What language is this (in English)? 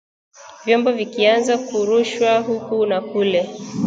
Swahili